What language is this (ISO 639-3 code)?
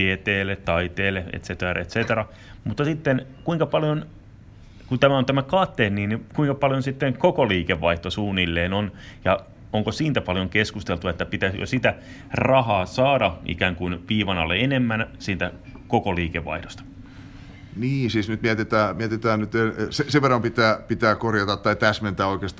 fin